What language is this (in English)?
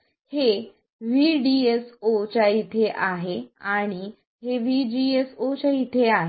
Marathi